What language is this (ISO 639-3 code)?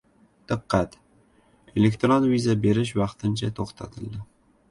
uzb